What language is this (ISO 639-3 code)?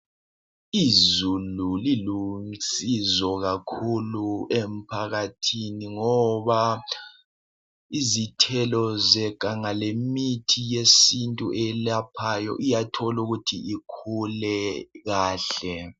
nde